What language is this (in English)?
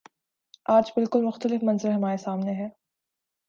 Urdu